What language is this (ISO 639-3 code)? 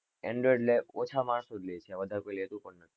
guj